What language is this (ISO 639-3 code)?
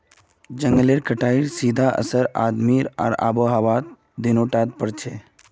mag